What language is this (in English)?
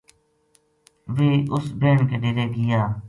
Gujari